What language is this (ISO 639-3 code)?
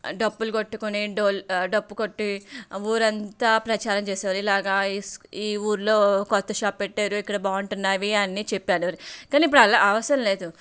tel